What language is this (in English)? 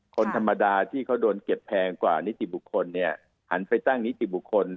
Thai